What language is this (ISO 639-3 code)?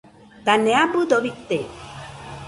hux